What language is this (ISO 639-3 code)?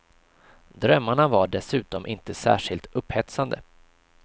swe